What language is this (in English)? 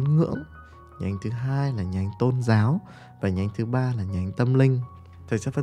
Vietnamese